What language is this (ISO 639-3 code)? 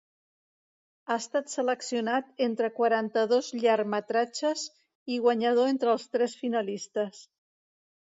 cat